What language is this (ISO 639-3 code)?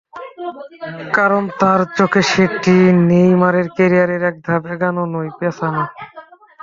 ben